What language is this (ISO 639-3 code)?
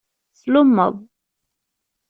kab